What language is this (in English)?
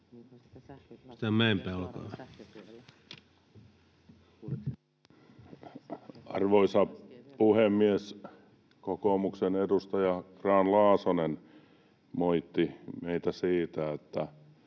Finnish